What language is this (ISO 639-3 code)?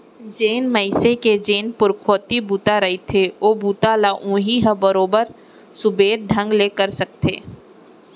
hne